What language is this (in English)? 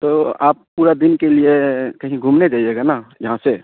Urdu